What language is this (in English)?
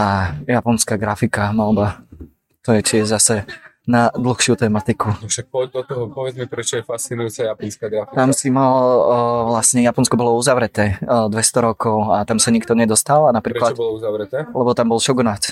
Slovak